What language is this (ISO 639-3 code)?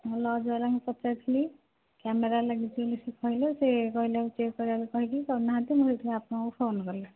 ori